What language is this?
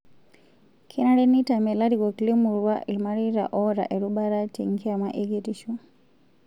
Masai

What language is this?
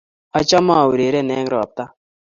Kalenjin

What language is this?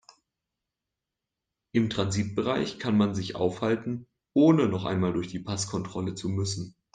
German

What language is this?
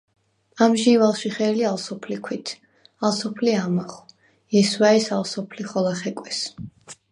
Svan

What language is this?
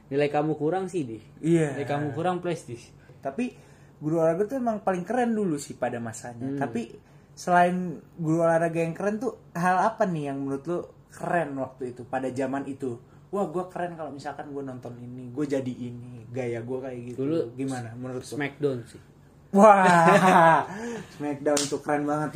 Indonesian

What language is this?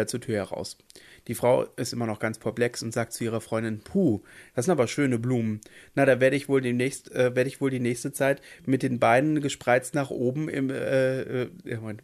German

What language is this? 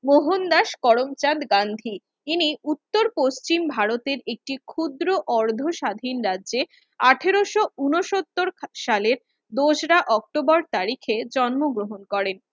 Bangla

